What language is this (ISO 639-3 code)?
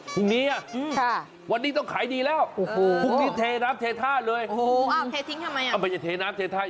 tha